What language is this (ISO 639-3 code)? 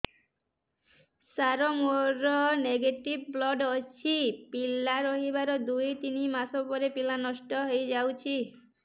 ori